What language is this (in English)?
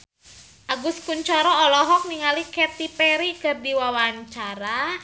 Sundanese